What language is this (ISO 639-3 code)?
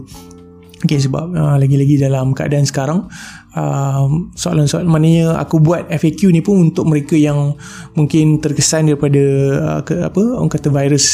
msa